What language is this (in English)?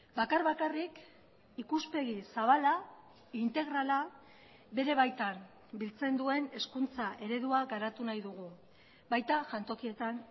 Basque